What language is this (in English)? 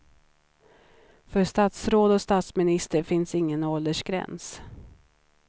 Swedish